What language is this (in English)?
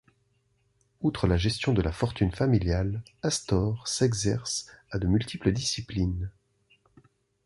French